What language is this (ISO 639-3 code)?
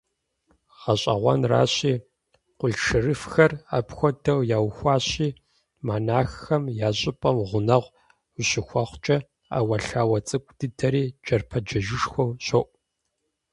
kbd